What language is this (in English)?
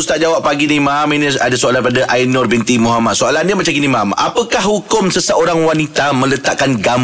Malay